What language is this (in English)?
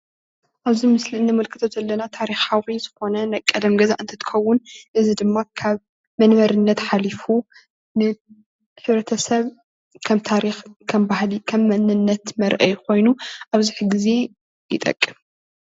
Tigrinya